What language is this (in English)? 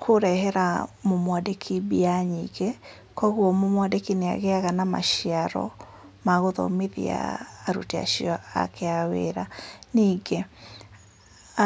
Kikuyu